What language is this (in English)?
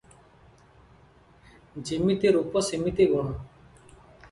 Odia